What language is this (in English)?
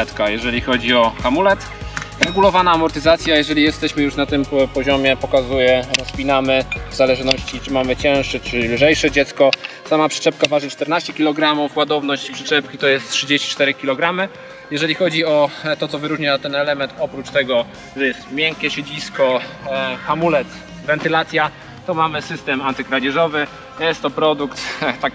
Polish